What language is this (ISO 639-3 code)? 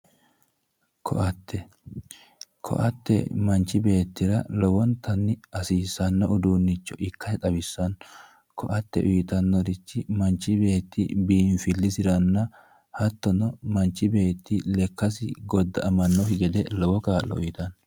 sid